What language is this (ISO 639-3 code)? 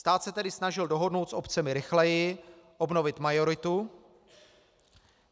ces